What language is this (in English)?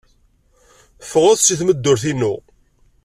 Kabyle